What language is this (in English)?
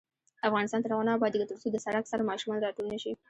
Pashto